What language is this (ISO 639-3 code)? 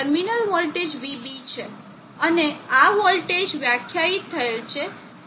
guj